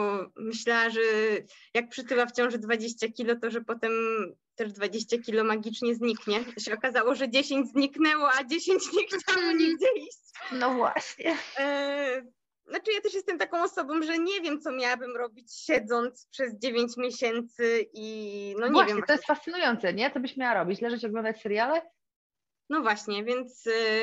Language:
Polish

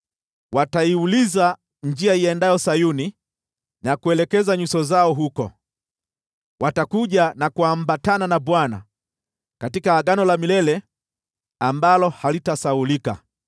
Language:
Swahili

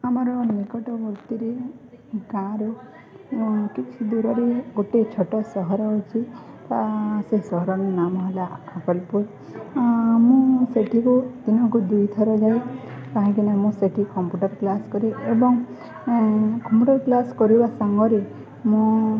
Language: Odia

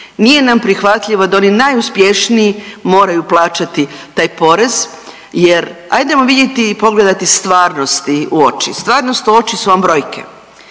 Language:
Croatian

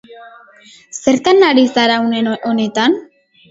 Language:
Basque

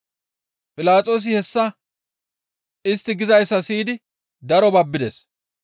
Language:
Gamo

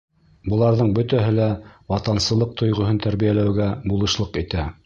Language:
Bashkir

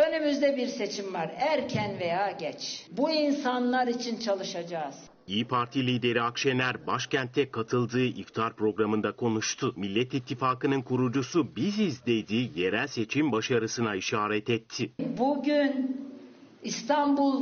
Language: Turkish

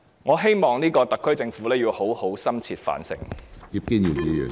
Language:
Cantonese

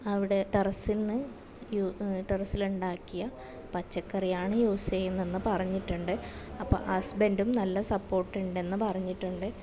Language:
Malayalam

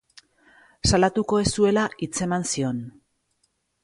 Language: Basque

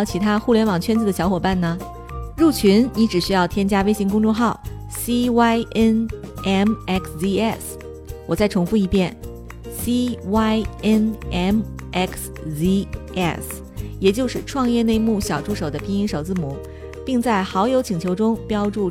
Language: Chinese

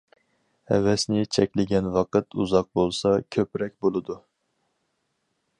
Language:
Uyghur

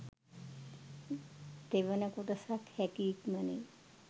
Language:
Sinhala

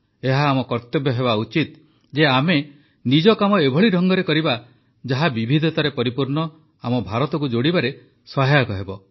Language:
Odia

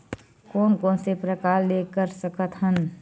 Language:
Chhattisgarhi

